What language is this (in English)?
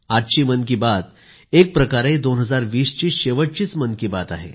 Marathi